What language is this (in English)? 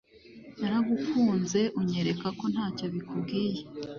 Kinyarwanda